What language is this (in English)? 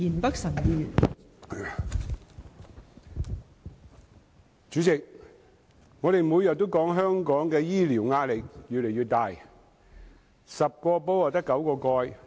Cantonese